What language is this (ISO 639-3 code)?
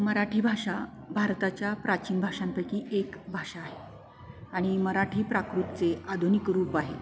mar